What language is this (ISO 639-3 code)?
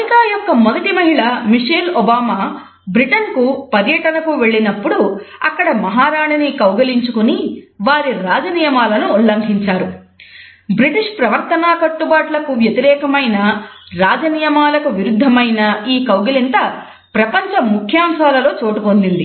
tel